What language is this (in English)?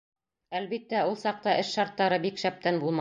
Bashkir